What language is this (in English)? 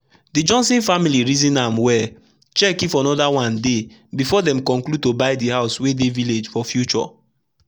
Nigerian Pidgin